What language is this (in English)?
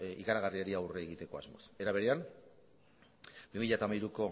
Basque